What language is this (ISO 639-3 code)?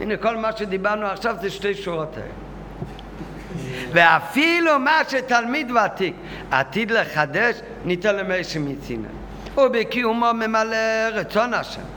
heb